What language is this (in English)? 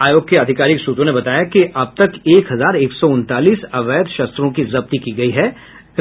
Hindi